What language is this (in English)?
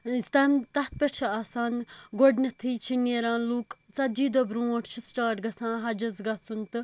Kashmiri